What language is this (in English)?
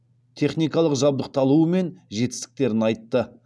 Kazakh